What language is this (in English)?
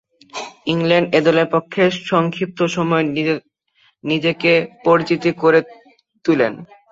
Bangla